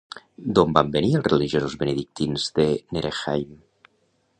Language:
Catalan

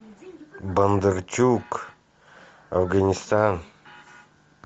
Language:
Russian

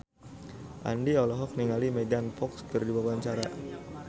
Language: Sundanese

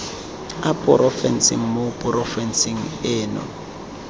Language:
Tswana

